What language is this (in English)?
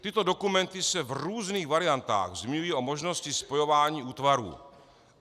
Czech